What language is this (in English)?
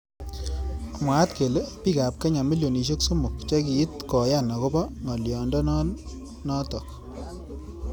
Kalenjin